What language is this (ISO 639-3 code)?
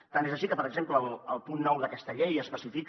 cat